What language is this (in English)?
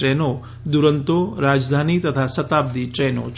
Gujarati